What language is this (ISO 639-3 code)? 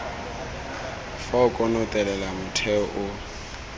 tsn